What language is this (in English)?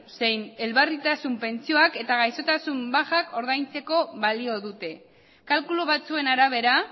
Basque